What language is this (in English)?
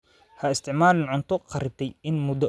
Somali